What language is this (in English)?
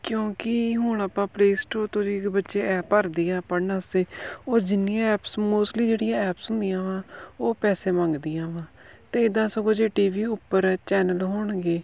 Punjabi